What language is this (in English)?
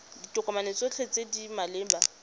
Tswana